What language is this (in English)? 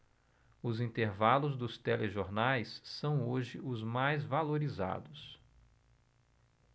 Portuguese